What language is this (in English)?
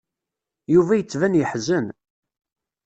Kabyle